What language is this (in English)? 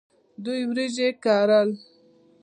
Pashto